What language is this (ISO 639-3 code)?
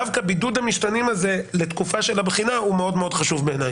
heb